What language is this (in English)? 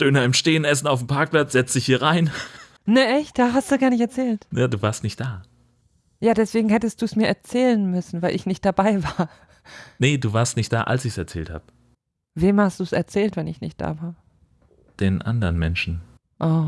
German